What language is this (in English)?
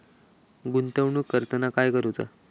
Marathi